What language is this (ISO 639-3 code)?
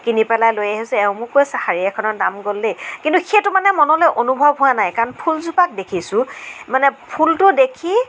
asm